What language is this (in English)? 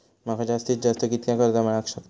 Marathi